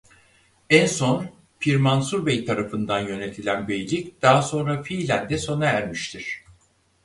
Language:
Turkish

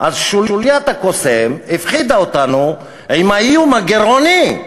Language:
Hebrew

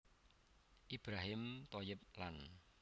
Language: Javanese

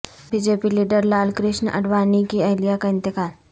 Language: Urdu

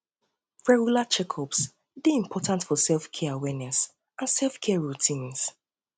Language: Nigerian Pidgin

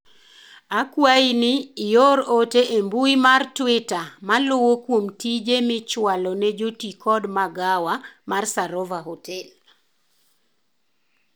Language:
Luo (Kenya and Tanzania)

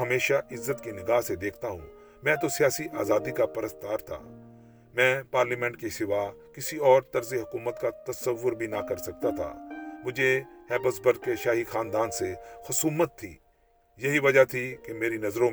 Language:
Urdu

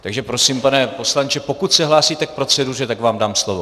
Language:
Czech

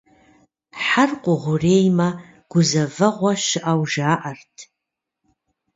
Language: Kabardian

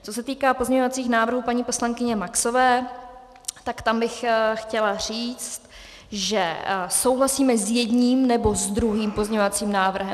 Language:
Czech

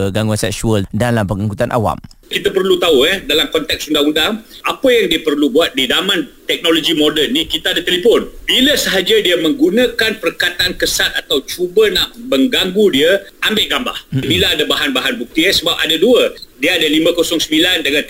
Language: Malay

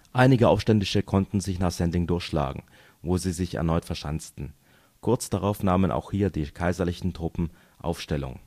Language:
German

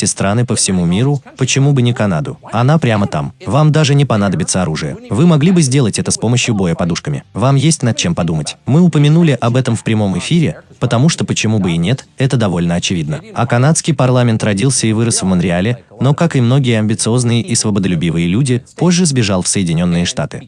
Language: Russian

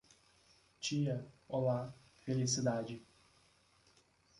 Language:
Portuguese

